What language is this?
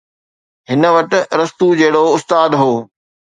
Sindhi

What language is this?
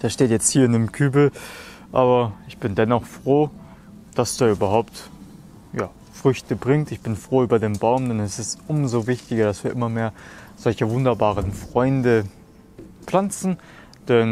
German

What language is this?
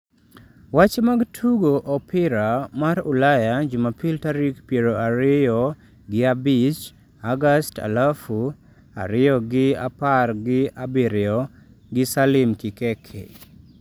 Luo (Kenya and Tanzania)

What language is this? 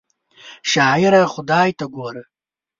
Pashto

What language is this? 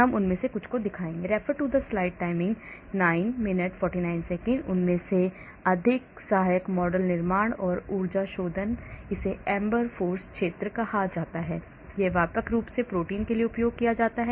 Hindi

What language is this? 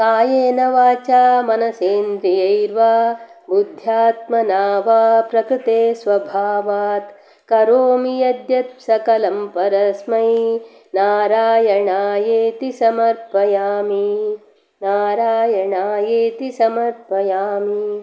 Sanskrit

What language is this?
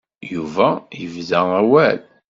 Kabyle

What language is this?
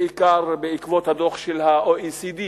Hebrew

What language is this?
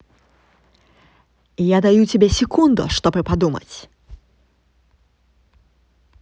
Russian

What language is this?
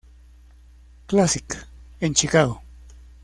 Spanish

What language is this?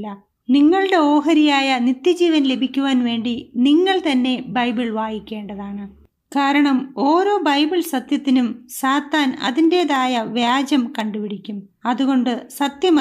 Malayalam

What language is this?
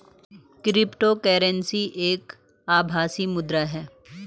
Hindi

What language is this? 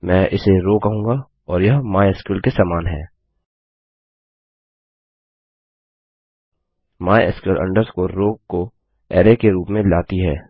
Hindi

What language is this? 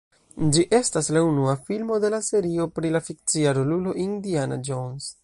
Esperanto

